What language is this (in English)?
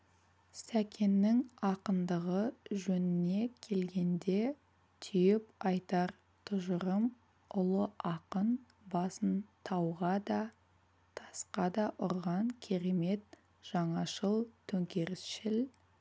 Kazakh